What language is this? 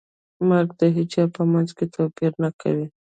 Pashto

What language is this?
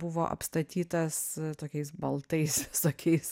Lithuanian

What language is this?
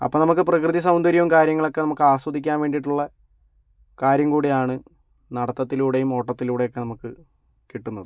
Malayalam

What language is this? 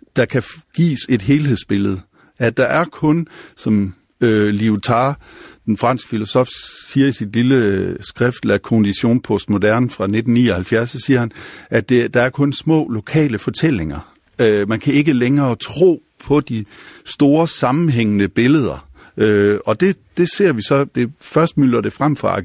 Danish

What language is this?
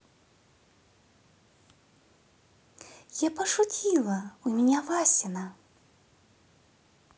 Russian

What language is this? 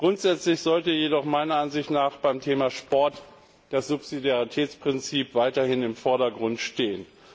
German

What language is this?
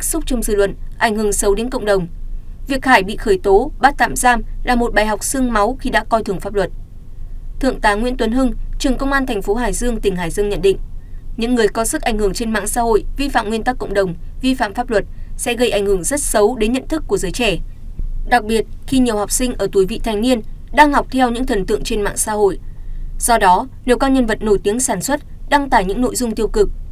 Vietnamese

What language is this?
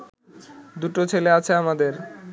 Bangla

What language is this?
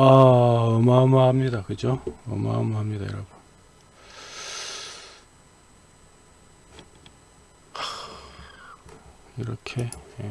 Korean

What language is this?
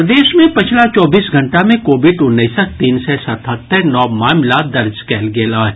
Maithili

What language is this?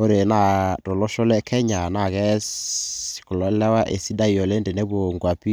Masai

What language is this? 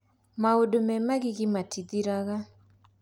Kikuyu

